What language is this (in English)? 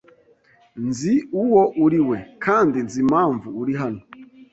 Kinyarwanda